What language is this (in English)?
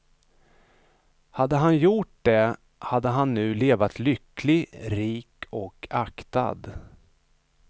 Swedish